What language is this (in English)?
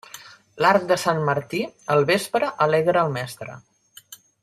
Catalan